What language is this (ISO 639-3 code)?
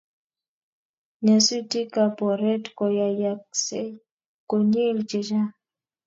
kln